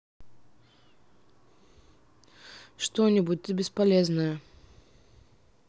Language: Russian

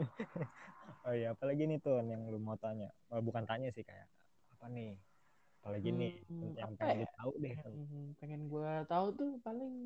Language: Indonesian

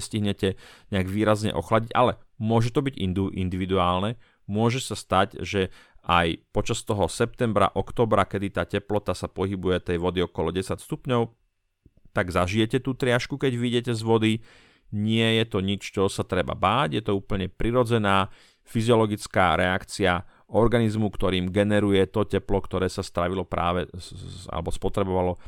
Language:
Slovak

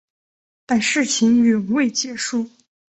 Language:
Chinese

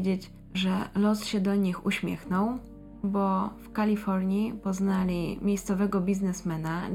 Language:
Polish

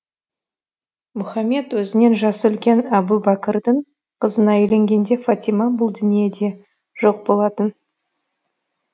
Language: Kazakh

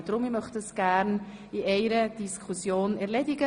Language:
Swiss German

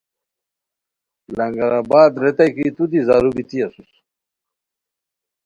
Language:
Khowar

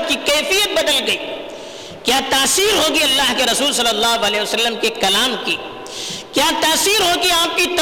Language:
Urdu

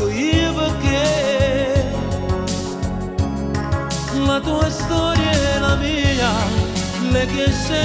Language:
Italian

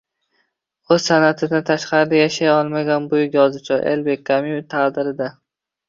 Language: Uzbek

